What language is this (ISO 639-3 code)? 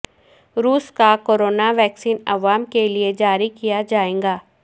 urd